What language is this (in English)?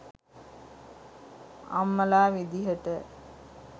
Sinhala